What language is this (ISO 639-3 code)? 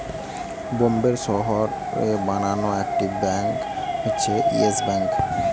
ben